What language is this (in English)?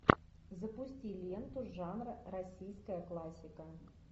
Russian